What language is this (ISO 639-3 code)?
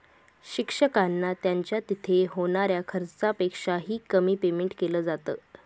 mar